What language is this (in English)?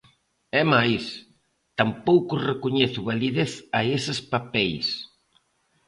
Galician